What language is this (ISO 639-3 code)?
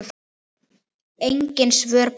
isl